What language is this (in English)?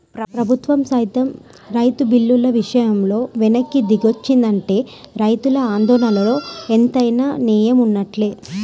Telugu